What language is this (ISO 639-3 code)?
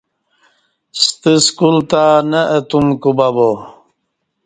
bsh